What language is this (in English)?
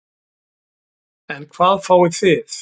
Icelandic